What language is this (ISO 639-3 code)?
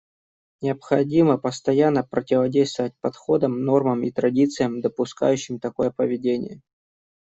rus